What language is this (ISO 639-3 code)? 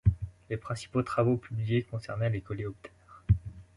fra